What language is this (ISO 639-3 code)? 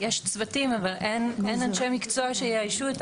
heb